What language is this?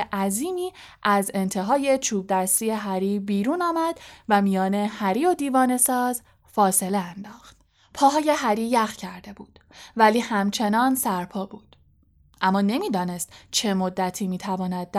Persian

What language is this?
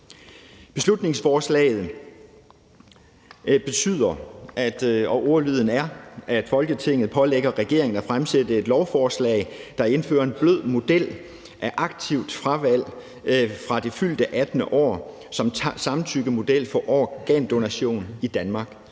Danish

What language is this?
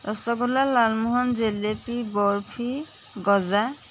Assamese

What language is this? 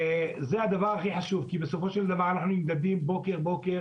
Hebrew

